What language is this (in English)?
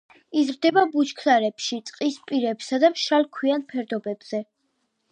Georgian